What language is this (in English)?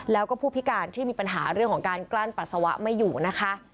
Thai